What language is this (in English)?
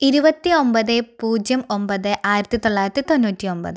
Malayalam